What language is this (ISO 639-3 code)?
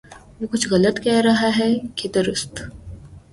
urd